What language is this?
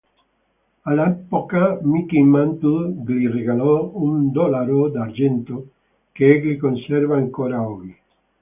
Italian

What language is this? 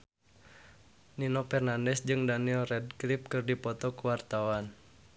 Sundanese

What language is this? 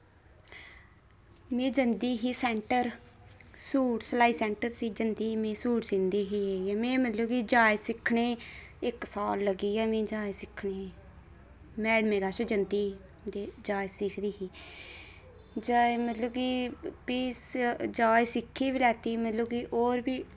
Dogri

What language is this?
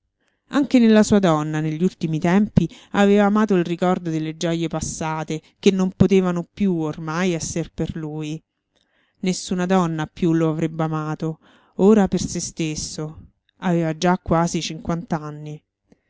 Italian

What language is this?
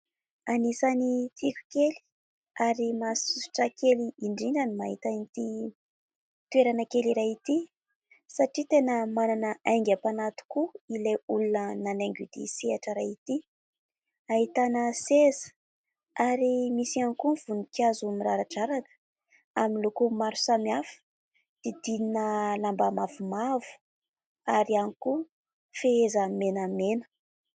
Malagasy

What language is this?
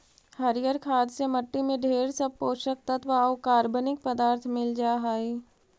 Magahi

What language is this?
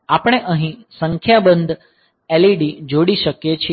Gujarati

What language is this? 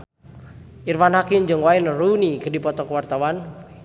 Sundanese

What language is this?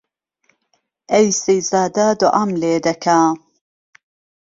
Central Kurdish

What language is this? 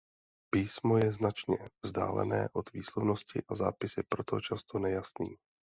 Czech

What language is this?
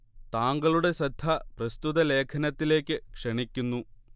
Malayalam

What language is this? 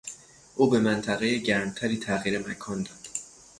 Persian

